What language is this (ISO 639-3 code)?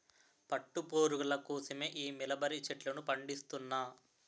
tel